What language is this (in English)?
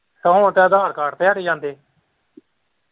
Punjabi